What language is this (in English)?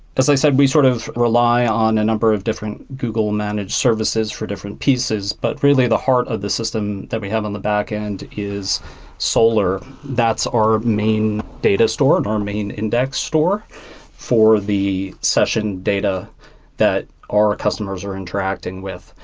English